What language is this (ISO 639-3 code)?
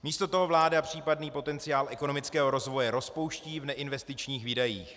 ces